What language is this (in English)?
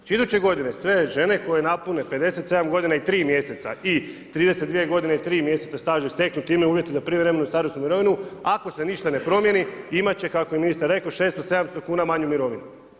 Croatian